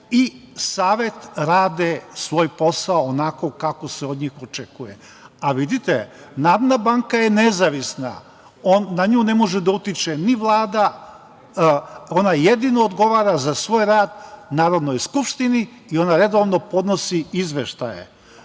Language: Serbian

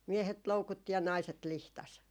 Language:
Finnish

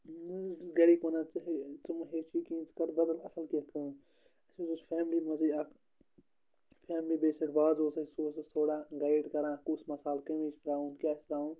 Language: Kashmiri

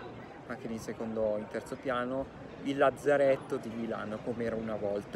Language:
Italian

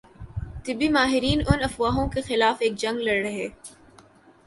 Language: Urdu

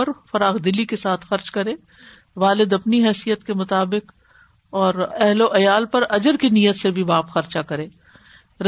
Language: Urdu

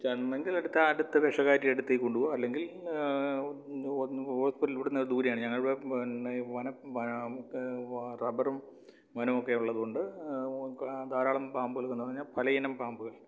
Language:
Malayalam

